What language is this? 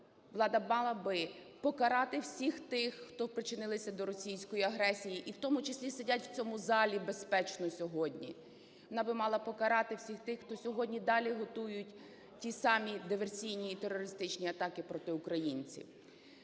Ukrainian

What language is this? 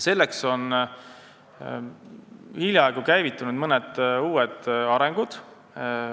Estonian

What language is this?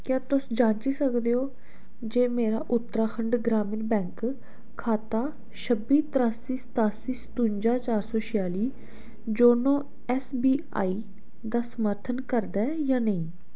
Dogri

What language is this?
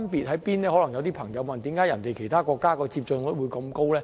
Cantonese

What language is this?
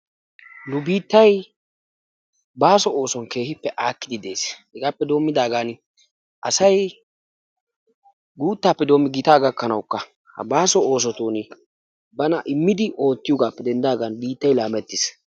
Wolaytta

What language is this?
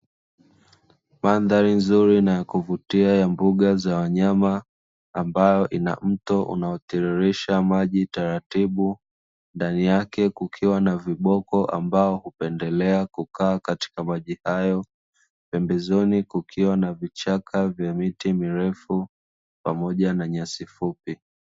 Swahili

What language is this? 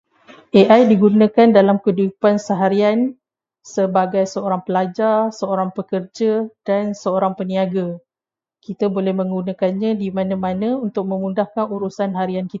Malay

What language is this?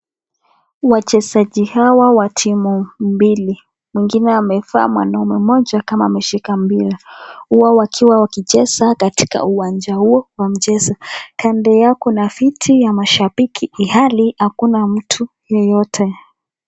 Swahili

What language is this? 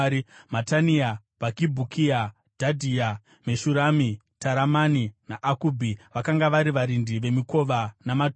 Shona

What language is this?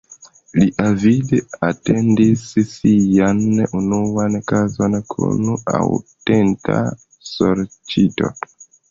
Esperanto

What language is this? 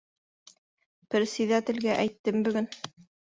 Bashkir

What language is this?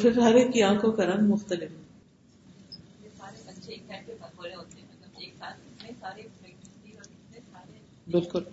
Urdu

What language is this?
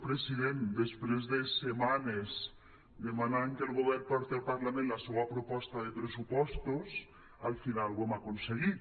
Catalan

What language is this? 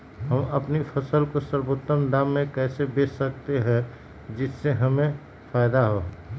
Magahi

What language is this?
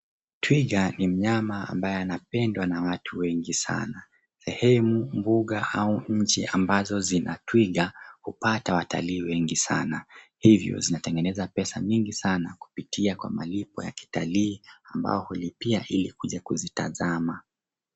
Swahili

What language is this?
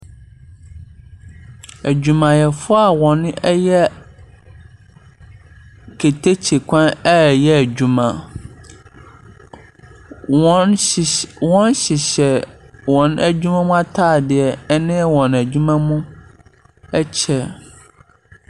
Akan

